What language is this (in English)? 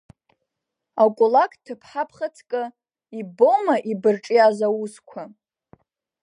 Abkhazian